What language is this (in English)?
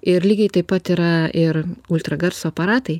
Lithuanian